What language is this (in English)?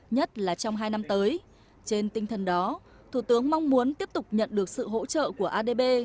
Vietnamese